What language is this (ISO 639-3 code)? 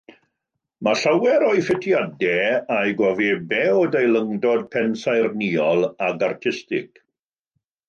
cym